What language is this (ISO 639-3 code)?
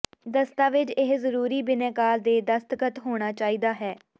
pan